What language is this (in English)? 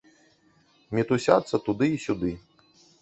Belarusian